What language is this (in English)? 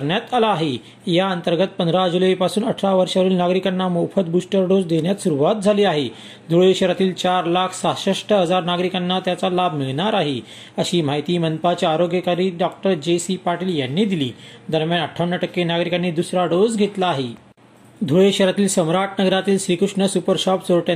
Marathi